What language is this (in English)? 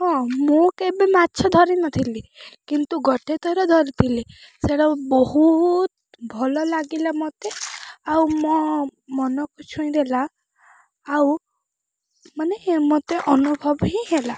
Odia